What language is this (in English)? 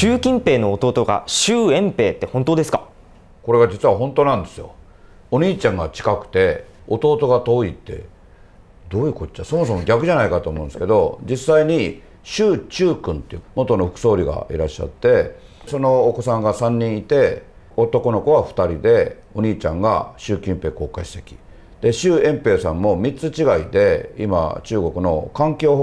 Japanese